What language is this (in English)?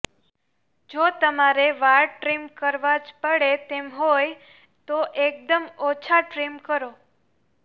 Gujarati